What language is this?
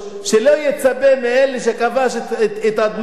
Hebrew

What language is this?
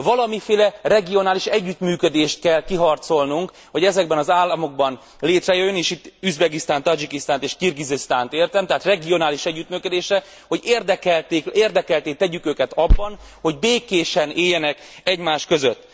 Hungarian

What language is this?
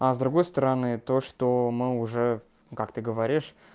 Russian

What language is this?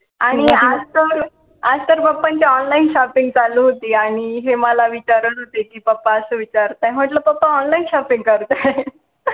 Marathi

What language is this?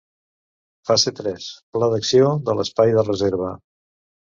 Catalan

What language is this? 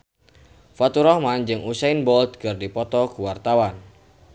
Sundanese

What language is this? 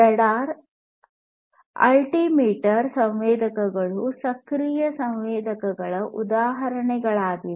Kannada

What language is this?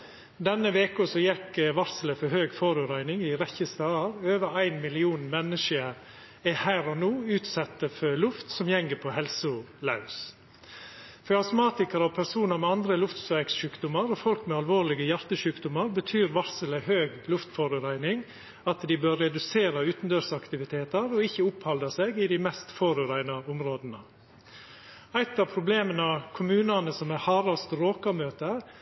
Norwegian Nynorsk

